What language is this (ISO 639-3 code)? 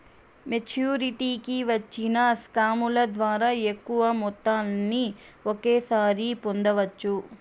tel